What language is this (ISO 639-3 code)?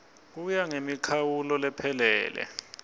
ssw